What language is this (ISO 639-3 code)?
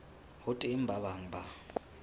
sot